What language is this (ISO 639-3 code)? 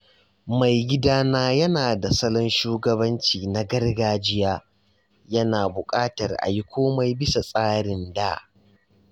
hau